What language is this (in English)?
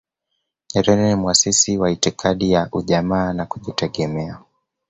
Swahili